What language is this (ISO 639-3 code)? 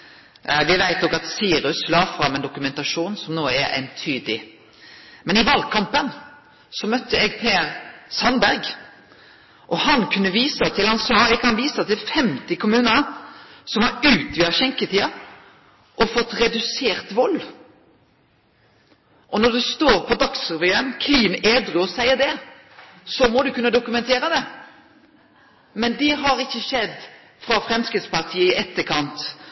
nno